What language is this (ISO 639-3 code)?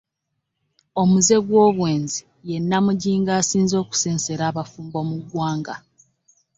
lug